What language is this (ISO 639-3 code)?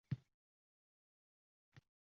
uzb